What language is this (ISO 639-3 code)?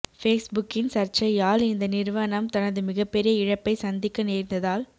tam